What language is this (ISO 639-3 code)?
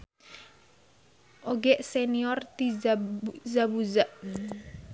sun